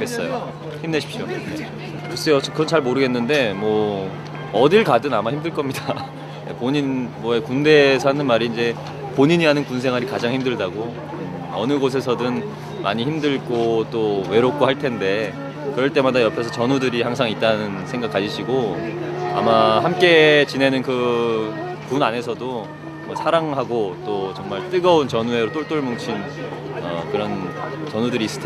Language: Korean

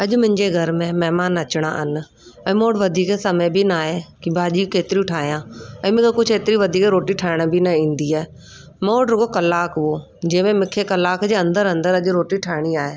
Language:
Sindhi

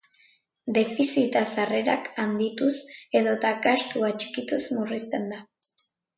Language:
Basque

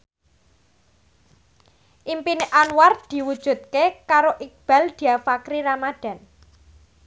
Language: Javanese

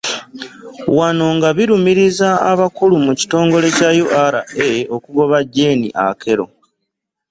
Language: Ganda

